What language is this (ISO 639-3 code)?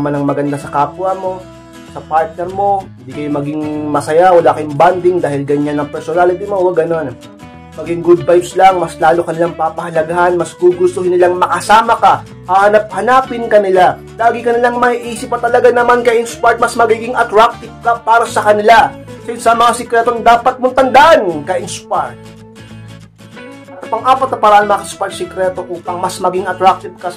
fil